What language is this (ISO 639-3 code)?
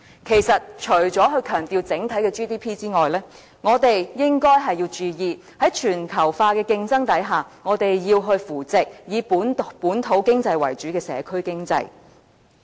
yue